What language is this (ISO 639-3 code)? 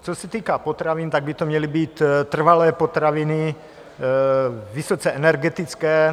ces